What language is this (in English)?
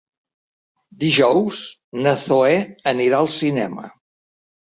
Catalan